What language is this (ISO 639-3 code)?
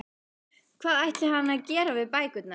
isl